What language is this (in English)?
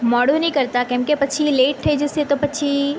Gujarati